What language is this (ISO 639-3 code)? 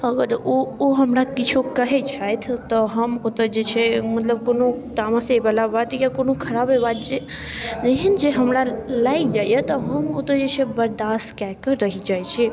mai